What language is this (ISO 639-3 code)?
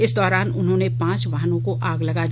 hin